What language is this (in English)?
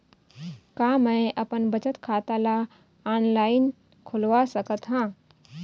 Chhattisgarhi